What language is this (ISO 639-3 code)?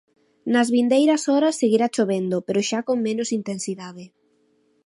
glg